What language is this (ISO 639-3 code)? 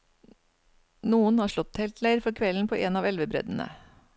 nor